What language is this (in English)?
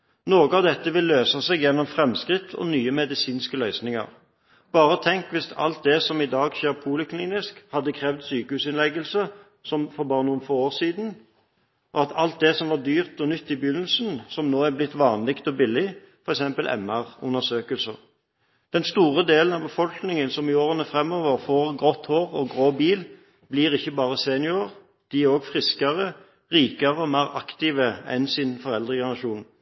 Norwegian Bokmål